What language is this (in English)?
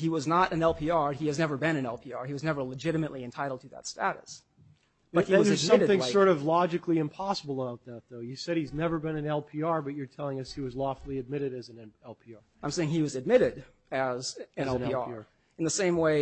English